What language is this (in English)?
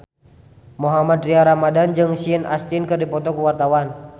Sundanese